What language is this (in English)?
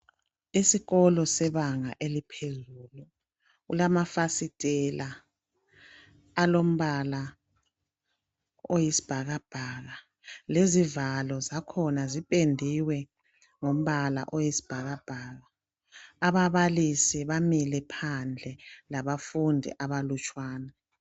North Ndebele